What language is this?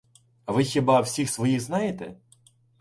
Ukrainian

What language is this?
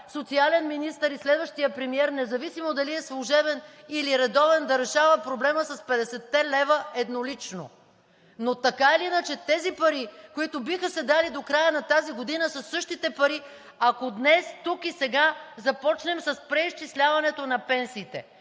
Bulgarian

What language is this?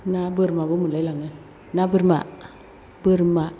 Bodo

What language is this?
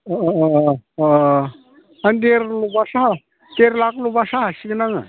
Bodo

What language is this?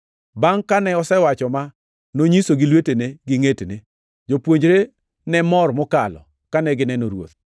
Luo (Kenya and Tanzania)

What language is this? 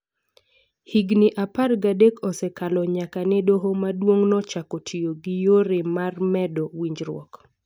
Luo (Kenya and Tanzania)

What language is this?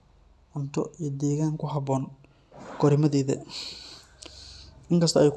Somali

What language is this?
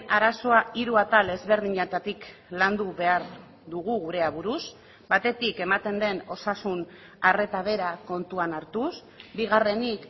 Basque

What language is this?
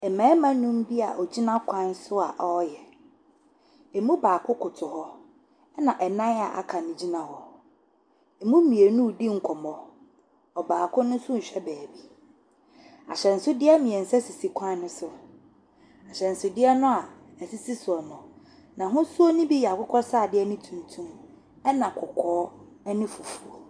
Akan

